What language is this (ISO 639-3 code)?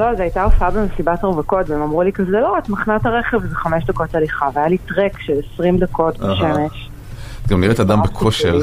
heb